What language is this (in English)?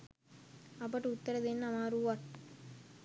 Sinhala